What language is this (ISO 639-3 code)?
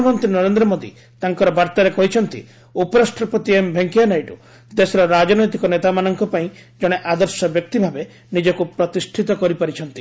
ori